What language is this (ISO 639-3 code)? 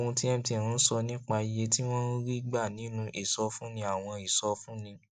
yor